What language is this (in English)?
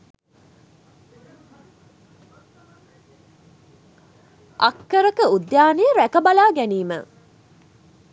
Sinhala